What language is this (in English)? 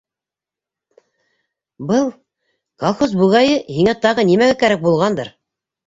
Bashkir